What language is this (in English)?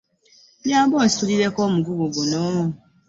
Ganda